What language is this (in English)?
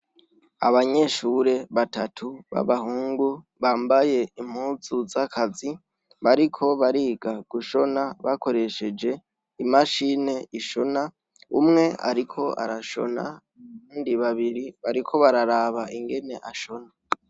Rundi